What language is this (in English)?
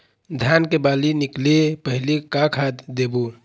Chhattisgarhi